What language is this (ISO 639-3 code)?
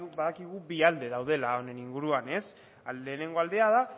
eus